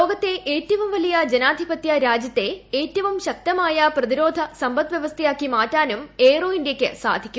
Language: Malayalam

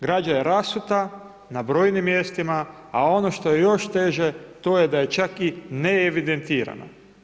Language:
Croatian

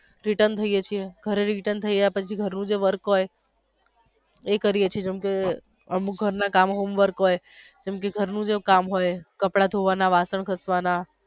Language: Gujarati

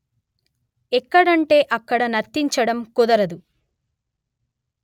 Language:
Telugu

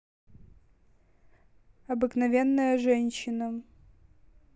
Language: Russian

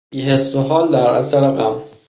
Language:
Persian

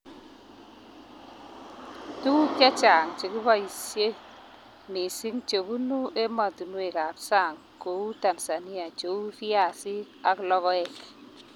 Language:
Kalenjin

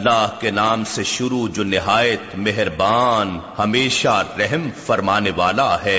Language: Urdu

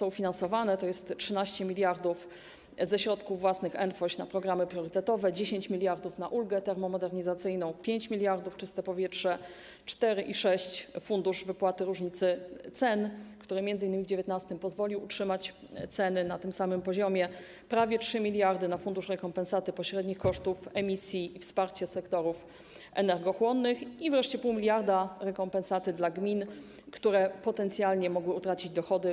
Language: Polish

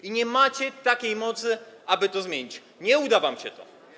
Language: Polish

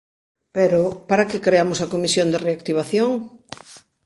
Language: Galician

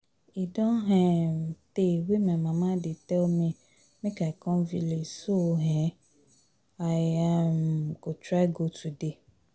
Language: Nigerian Pidgin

